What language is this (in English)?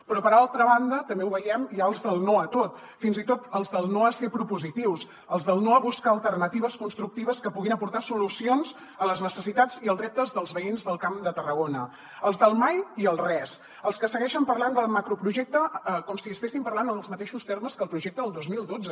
Catalan